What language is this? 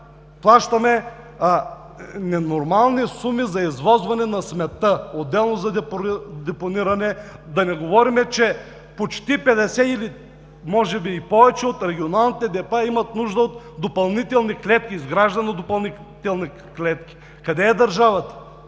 Bulgarian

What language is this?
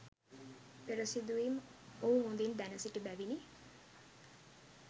Sinhala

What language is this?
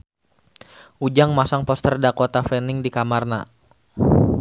Sundanese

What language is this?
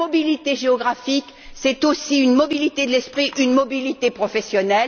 French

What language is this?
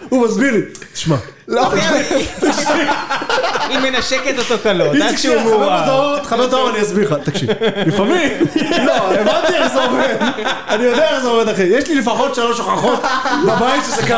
Hebrew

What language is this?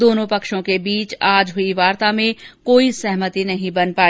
Hindi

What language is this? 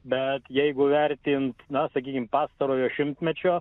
Lithuanian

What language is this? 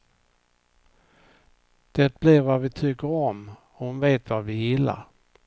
Swedish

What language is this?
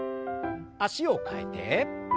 Japanese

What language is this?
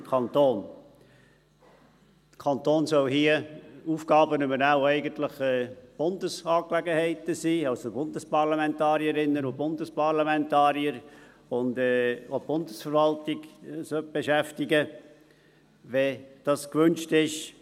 Swiss German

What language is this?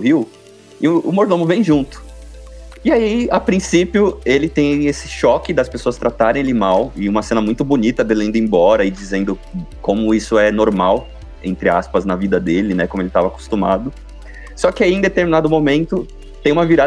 Portuguese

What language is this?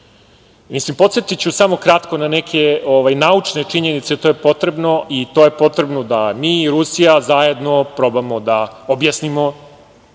Serbian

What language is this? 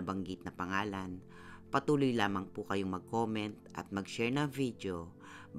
Filipino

